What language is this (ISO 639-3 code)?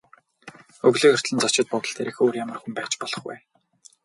mon